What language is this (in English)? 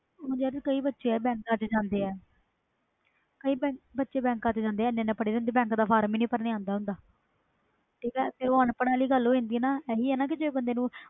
Punjabi